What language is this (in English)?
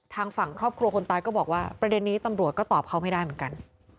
Thai